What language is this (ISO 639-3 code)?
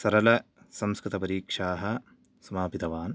san